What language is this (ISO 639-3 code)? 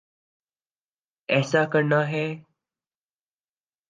urd